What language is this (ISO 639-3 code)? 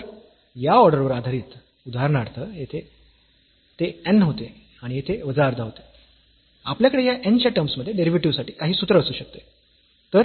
mar